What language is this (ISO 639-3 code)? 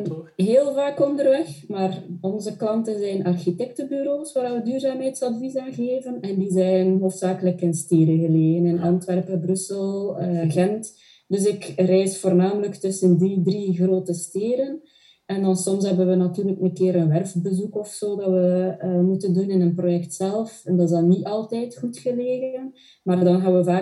nld